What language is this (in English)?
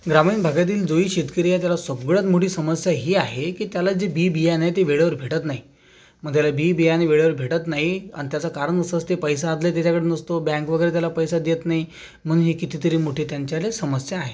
Marathi